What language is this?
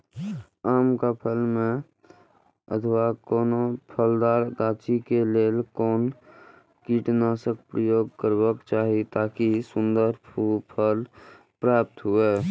Maithili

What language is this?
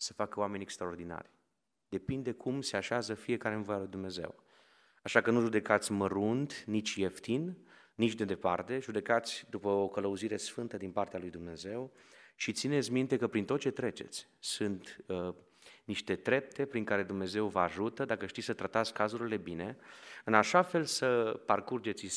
Romanian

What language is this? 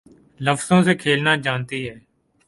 Urdu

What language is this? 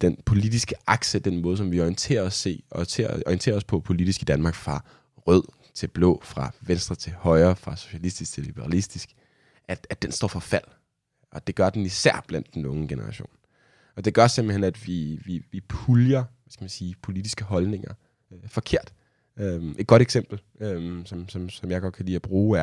Danish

